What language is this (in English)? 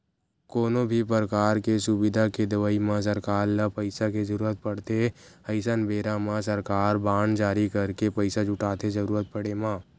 Chhattisgarhi